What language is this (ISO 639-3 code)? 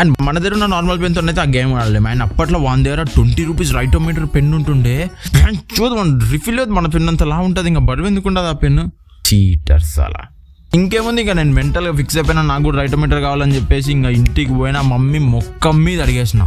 tel